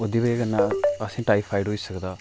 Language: Dogri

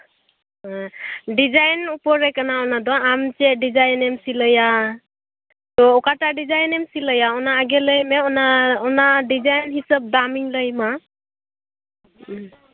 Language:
Santali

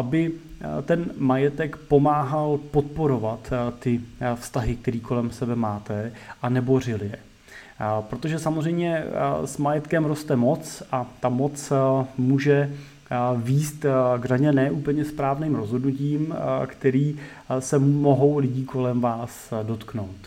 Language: Czech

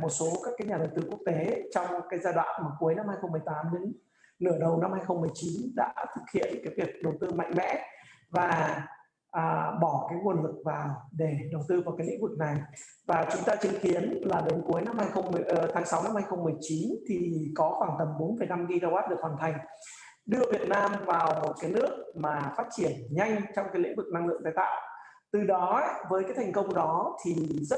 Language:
Vietnamese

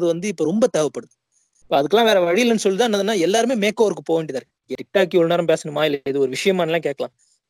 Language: Tamil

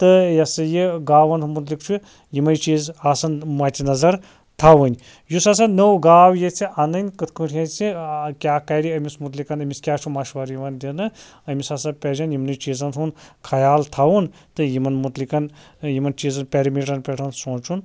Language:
Kashmiri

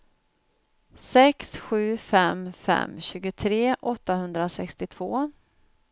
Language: Swedish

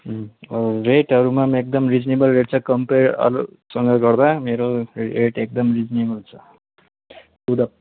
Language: Nepali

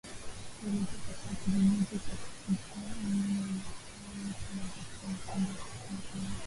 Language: Swahili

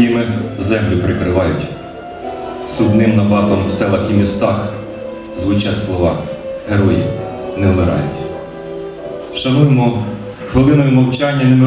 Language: Ukrainian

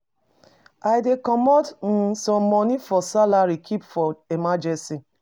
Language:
Nigerian Pidgin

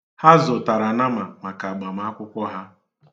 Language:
Igbo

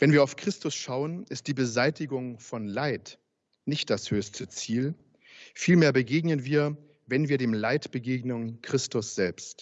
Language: German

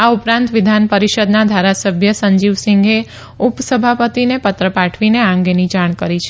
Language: Gujarati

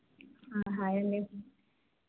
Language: Telugu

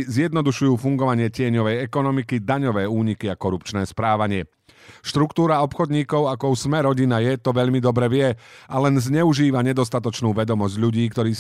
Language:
Slovak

